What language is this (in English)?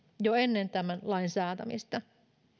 Finnish